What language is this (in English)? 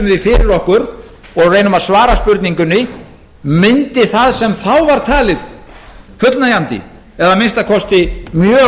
Icelandic